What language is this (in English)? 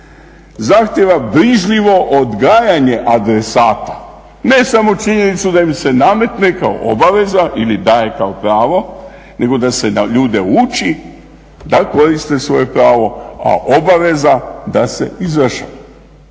Croatian